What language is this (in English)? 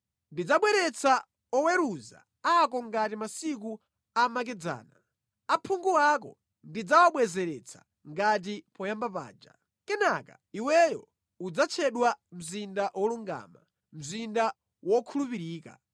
Nyanja